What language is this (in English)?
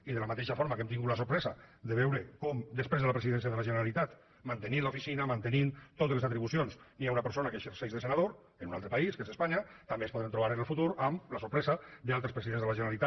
Catalan